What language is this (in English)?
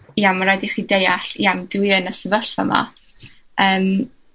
Welsh